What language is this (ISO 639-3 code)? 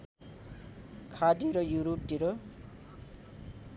nep